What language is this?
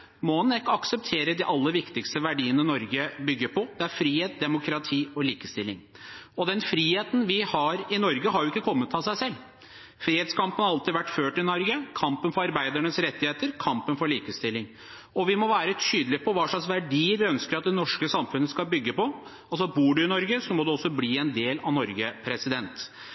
Norwegian Bokmål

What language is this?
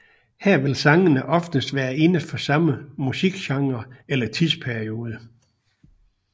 Danish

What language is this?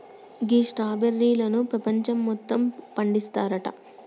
Telugu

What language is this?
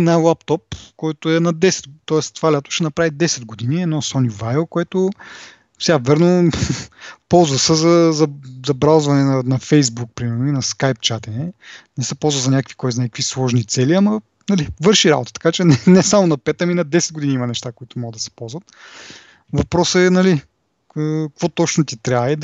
Bulgarian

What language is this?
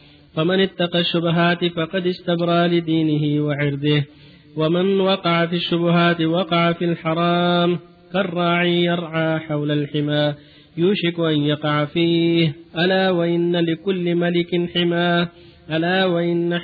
Arabic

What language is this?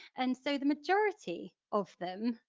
English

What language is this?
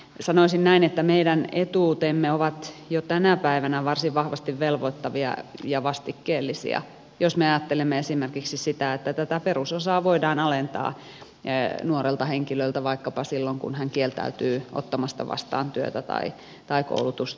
Finnish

